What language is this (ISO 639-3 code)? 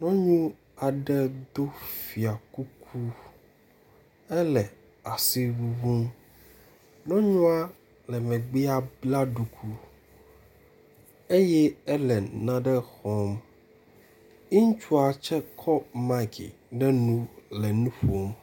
ewe